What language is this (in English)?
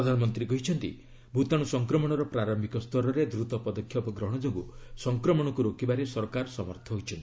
Odia